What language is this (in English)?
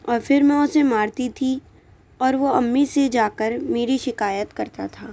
Urdu